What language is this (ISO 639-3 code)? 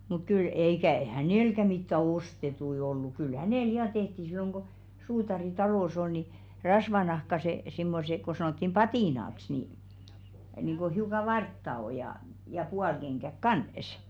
fin